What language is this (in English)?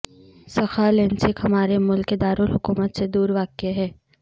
Urdu